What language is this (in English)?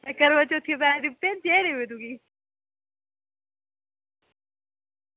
Dogri